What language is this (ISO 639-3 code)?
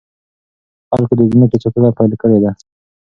pus